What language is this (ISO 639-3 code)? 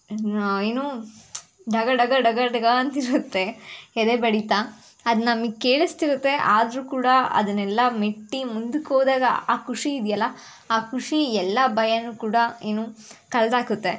kan